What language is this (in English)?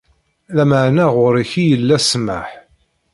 Kabyle